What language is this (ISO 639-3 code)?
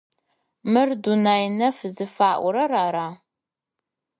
ady